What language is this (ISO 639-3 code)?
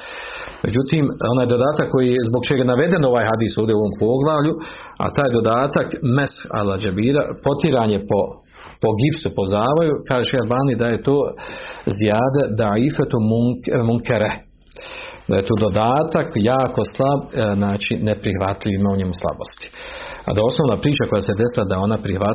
hrv